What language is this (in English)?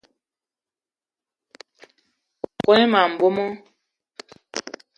Eton (Cameroon)